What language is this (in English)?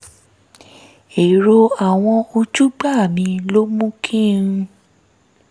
Yoruba